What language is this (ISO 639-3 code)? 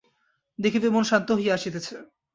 ben